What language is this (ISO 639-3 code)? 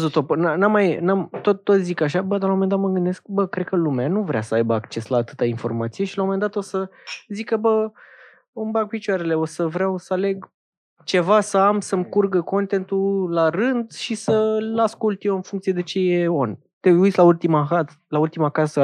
ron